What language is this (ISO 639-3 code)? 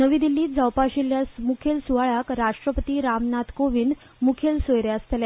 kok